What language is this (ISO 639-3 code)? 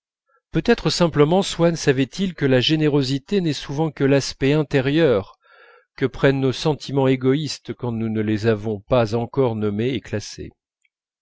fra